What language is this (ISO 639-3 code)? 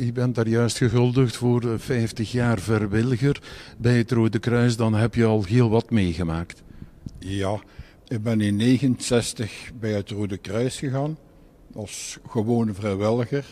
nld